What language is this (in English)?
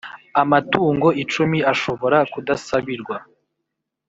Kinyarwanda